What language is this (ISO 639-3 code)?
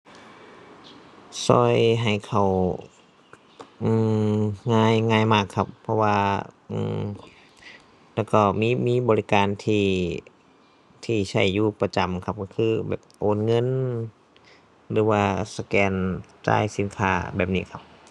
tha